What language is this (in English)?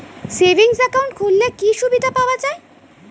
Bangla